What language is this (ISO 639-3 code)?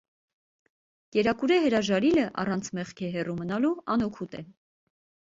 hye